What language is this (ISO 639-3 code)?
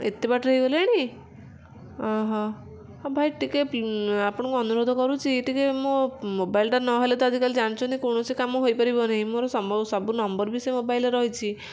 ori